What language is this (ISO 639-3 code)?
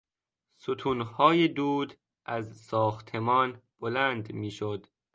fas